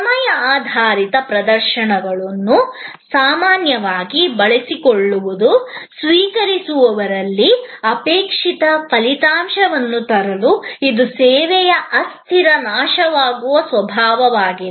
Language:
Kannada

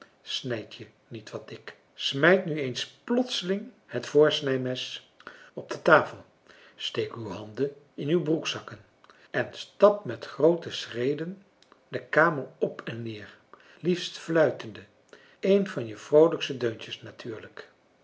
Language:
Dutch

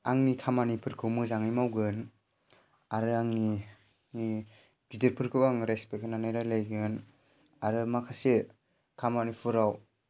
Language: Bodo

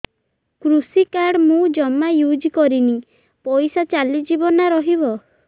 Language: Odia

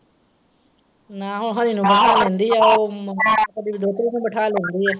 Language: Punjabi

